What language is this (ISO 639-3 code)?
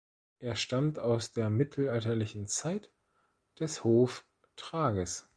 deu